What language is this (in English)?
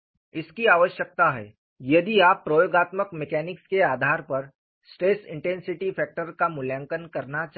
Hindi